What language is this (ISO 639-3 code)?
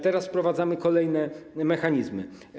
pol